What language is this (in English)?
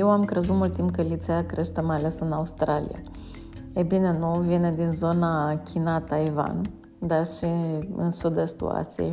Romanian